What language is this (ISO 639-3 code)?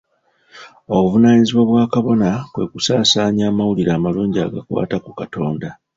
lug